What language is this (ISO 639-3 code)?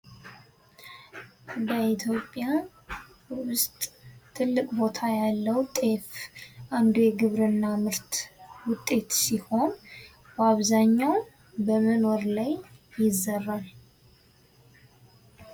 amh